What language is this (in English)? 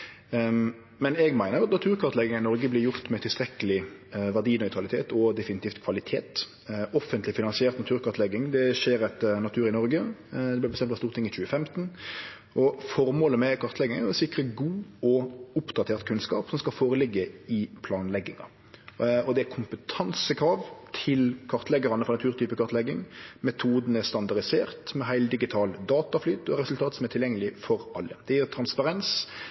Norwegian Nynorsk